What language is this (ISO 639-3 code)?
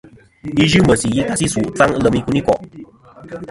bkm